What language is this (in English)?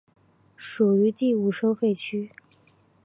Chinese